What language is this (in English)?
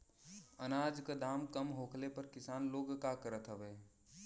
Bhojpuri